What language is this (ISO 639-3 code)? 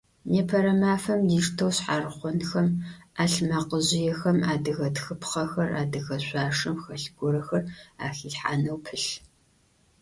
ady